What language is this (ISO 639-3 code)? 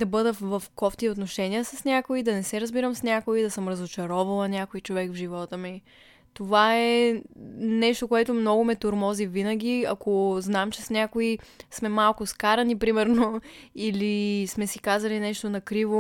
bul